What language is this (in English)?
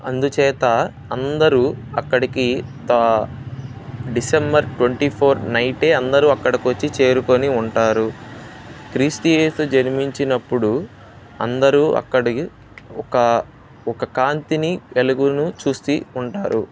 Telugu